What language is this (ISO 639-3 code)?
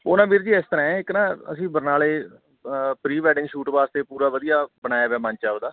pan